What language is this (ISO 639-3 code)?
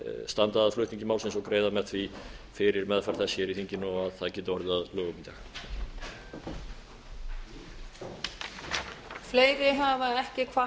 isl